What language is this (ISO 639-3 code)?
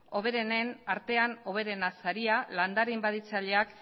eus